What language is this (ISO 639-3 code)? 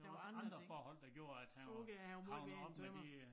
dan